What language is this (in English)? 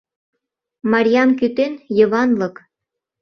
Mari